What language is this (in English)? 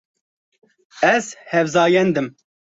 Kurdish